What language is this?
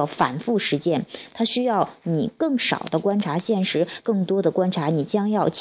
Chinese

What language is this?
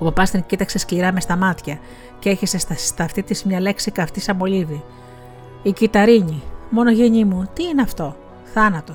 Greek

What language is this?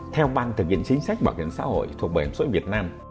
Vietnamese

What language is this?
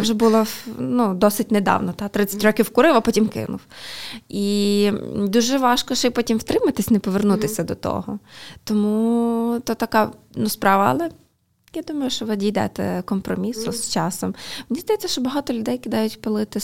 Ukrainian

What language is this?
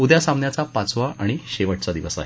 Marathi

